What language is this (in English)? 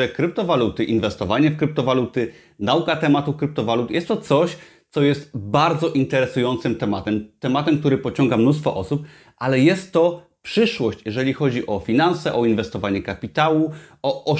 Polish